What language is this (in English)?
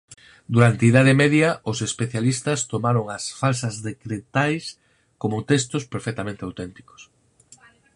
Galician